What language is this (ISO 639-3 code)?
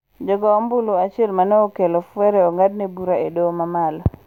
luo